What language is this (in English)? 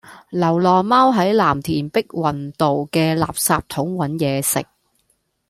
Cantonese